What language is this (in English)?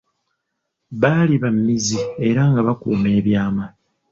Ganda